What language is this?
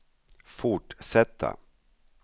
Swedish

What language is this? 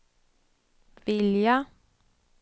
Swedish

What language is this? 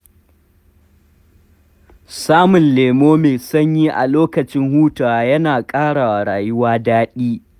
Hausa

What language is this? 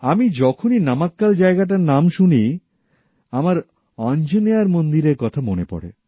Bangla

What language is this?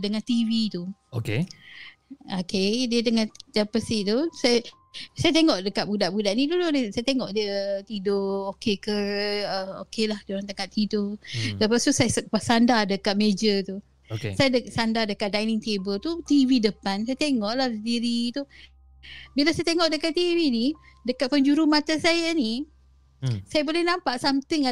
Malay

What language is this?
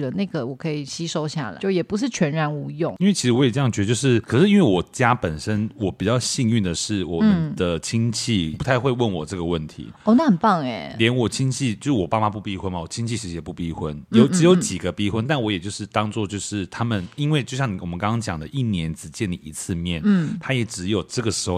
Chinese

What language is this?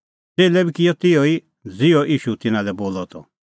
Kullu Pahari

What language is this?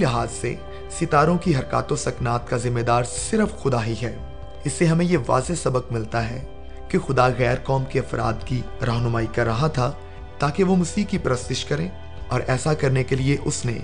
Urdu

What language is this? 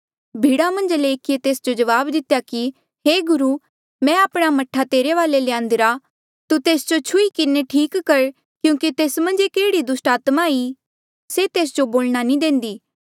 Mandeali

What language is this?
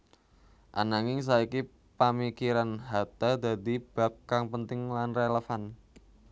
Javanese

